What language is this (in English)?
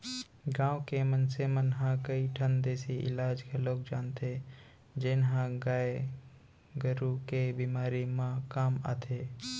Chhattisgarhi